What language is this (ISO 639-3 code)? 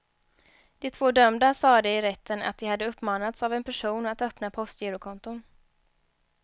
swe